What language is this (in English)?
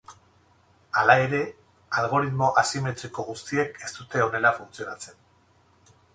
Basque